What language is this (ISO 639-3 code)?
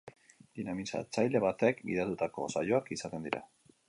eus